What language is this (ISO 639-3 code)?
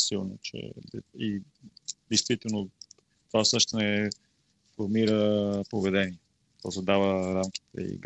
bul